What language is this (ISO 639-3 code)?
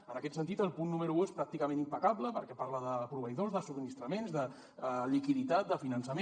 cat